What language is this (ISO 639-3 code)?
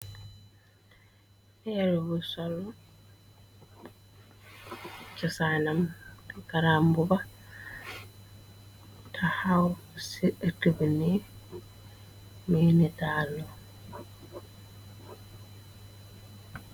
wol